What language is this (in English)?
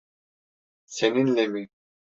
Turkish